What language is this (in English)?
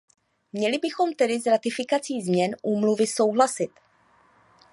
Czech